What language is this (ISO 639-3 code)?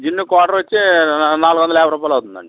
tel